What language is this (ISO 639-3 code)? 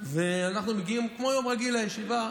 heb